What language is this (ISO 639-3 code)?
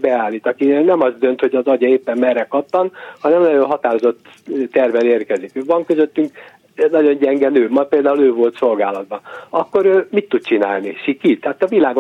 hun